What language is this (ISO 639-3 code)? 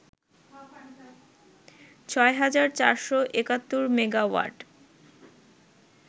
ben